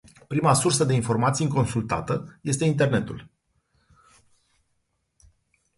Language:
Romanian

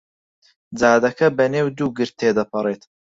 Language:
Central Kurdish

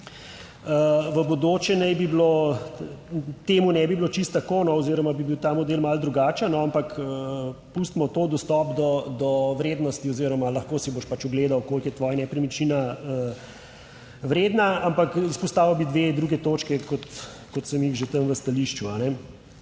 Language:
Slovenian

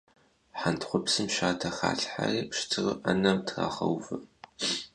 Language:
Kabardian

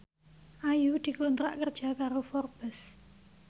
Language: Javanese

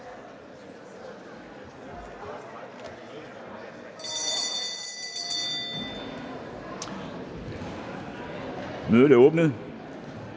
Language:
Danish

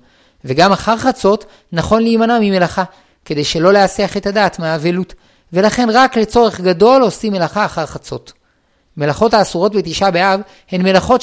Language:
Hebrew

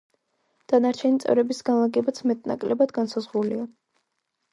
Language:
Georgian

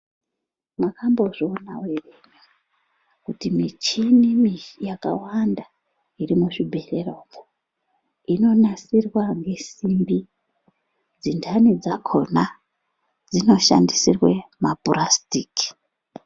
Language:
Ndau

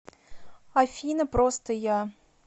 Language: Russian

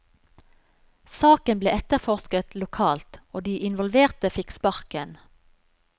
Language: Norwegian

